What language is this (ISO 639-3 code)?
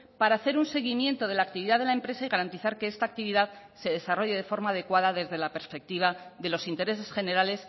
spa